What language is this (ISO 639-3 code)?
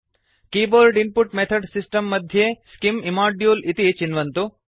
san